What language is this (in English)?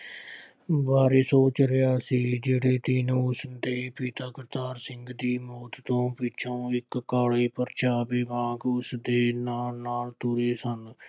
Punjabi